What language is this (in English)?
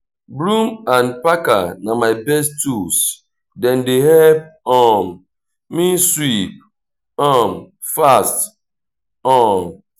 Nigerian Pidgin